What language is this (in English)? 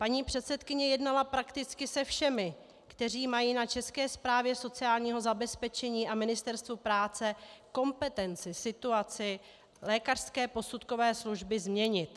Czech